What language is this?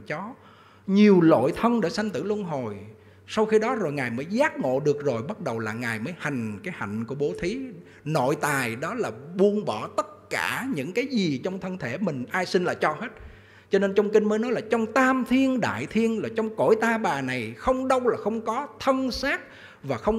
Vietnamese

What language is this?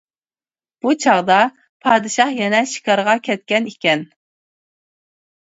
Uyghur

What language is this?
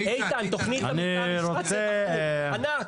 Hebrew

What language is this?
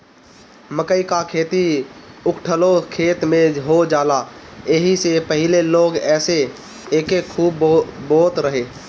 Bhojpuri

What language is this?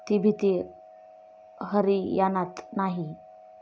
Marathi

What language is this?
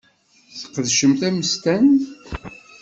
Kabyle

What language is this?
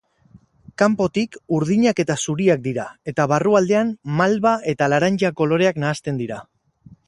Basque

